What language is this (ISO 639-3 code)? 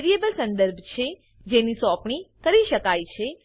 guj